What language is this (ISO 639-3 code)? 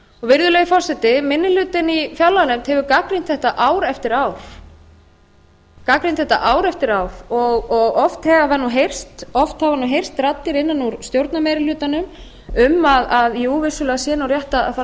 isl